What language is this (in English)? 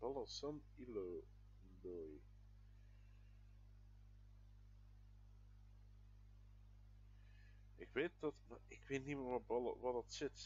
Dutch